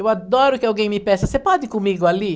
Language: Portuguese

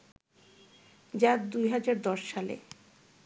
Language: Bangla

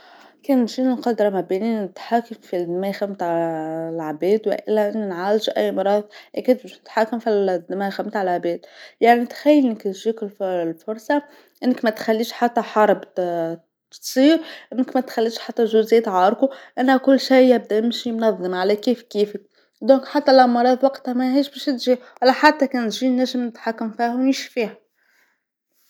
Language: Tunisian Arabic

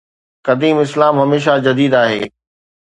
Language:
Sindhi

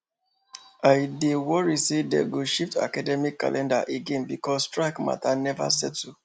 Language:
Nigerian Pidgin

